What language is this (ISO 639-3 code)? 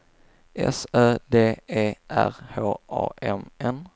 swe